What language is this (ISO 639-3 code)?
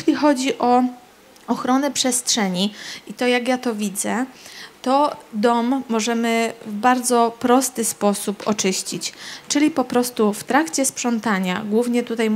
pol